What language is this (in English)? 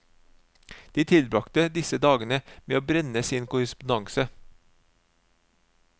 Norwegian